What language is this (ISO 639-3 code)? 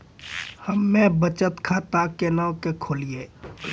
mai